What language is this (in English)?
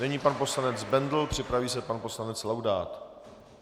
Czech